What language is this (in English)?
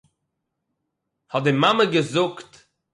Yiddish